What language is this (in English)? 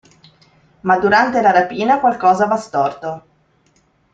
Italian